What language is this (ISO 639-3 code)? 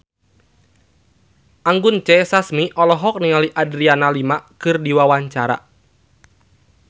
sun